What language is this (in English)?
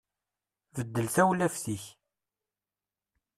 Kabyle